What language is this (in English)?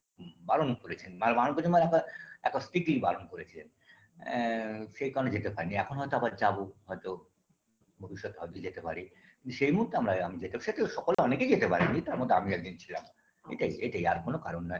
Bangla